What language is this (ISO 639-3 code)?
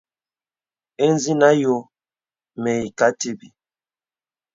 beb